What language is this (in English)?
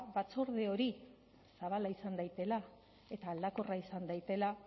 Basque